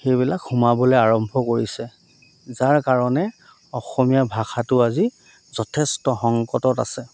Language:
Assamese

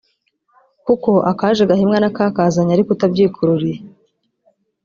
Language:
Kinyarwanda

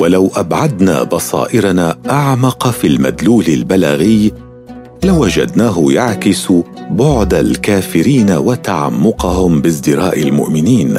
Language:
Arabic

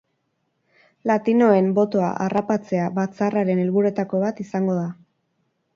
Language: Basque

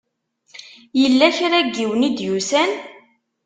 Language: Kabyle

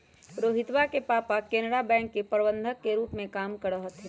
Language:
Magahi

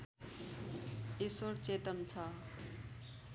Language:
Nepali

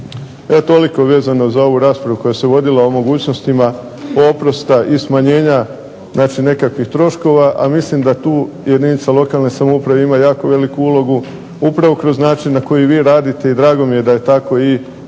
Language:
Croatian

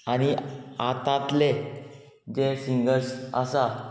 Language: Konkani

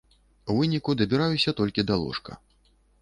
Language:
Belarusian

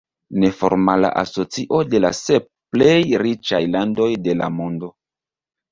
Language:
Esperanto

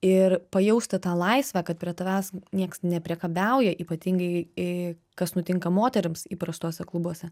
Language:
Lithuanian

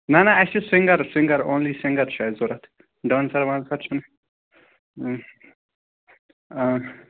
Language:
Kashmiri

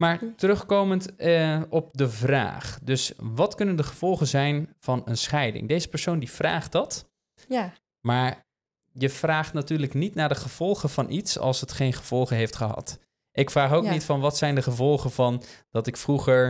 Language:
Dutch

